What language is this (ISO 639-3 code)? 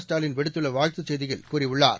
tam